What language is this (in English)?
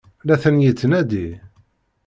Kabyle